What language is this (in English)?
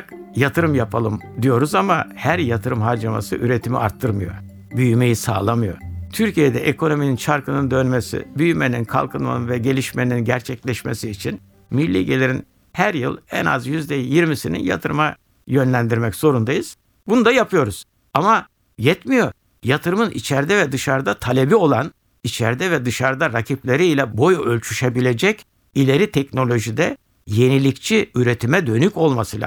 Turkish